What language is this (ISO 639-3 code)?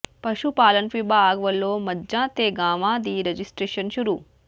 pan